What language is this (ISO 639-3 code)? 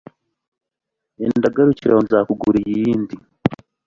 kin